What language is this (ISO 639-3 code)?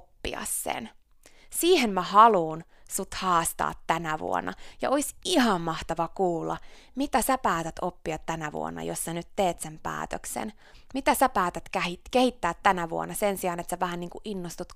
fin